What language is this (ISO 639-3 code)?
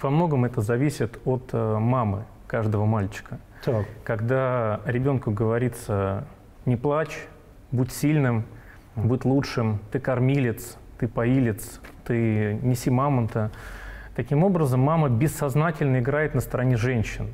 rus